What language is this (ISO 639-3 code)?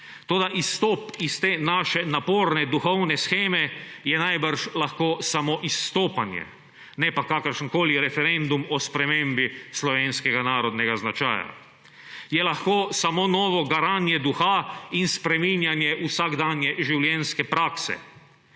slv